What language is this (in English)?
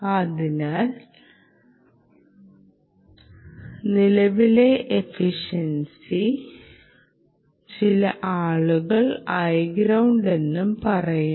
Malayalam